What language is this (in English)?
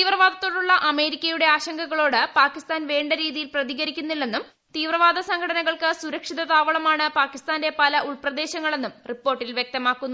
Malayalam